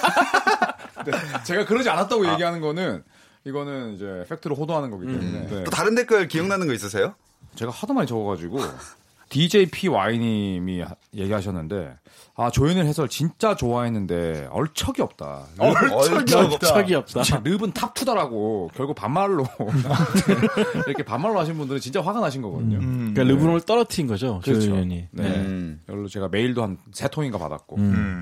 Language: Korean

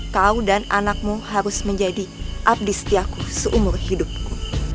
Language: Indonesian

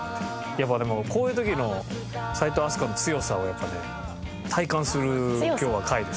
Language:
Japanese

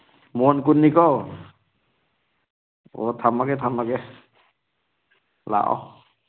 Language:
Manipuri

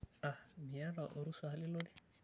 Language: Masai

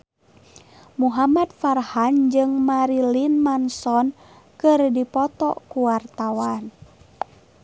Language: Sundanese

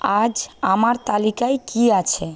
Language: Bangla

